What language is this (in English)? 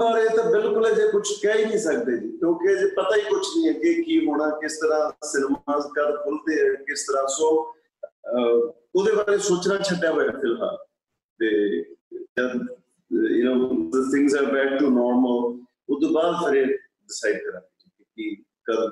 Punjabi